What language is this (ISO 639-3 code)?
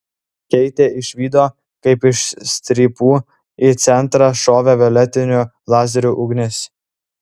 lit